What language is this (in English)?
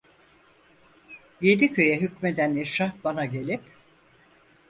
Turkish